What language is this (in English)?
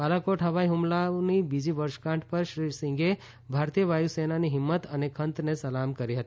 Gujarati